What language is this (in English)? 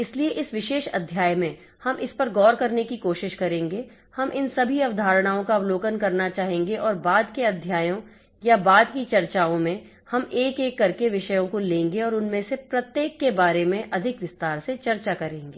Hindi